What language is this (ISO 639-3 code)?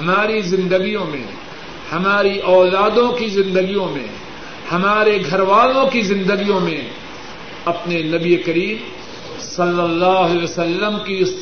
urd